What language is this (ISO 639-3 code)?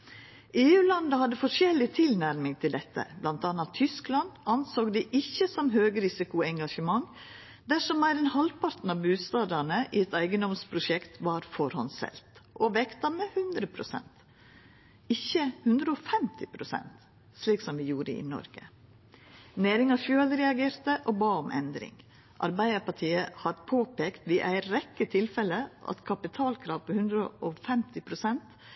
nno